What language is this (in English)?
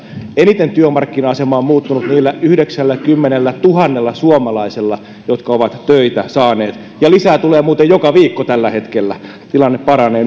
Finnish